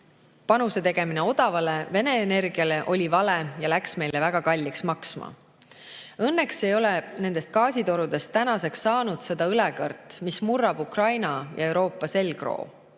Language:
Estonian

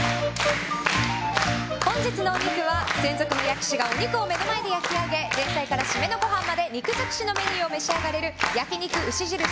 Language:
Japanese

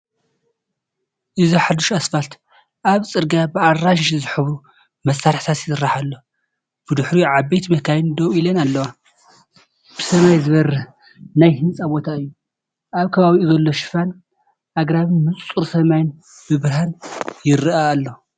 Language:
Tigrinya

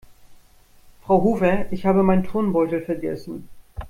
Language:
German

